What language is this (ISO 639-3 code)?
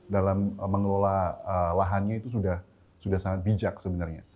ind